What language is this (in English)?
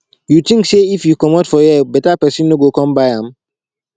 Nigerian Pidgin